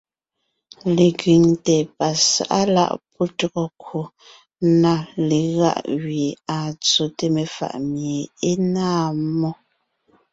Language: Ngiemboon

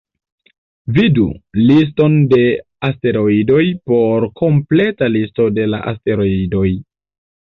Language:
Esperanto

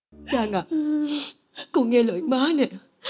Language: Vietnamese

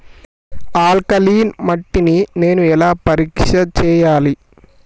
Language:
Telugu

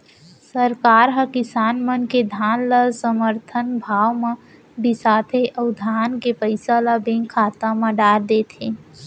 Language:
Chhattisgarhi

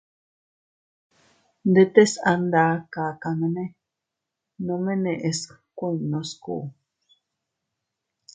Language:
Teutila Cuicatec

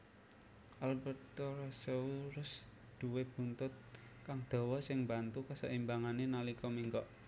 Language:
Javanese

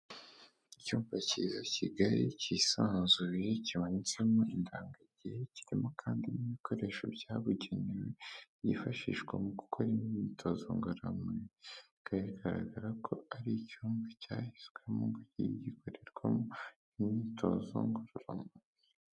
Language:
Kinyarwanda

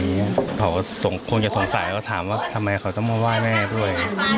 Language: Thai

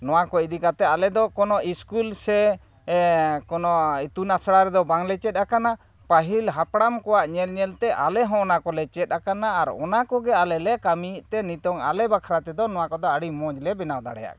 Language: Santali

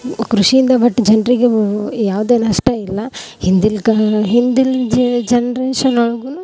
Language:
Kannada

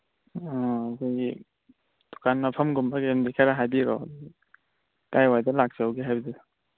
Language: Manipuri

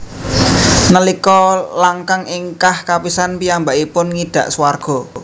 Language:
Javanese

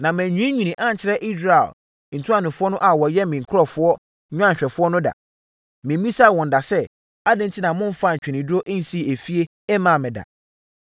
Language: Akan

